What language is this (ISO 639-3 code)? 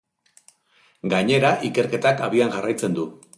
eus